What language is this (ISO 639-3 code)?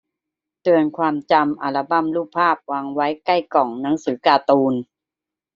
tha